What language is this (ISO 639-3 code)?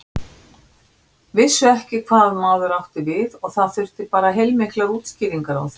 isl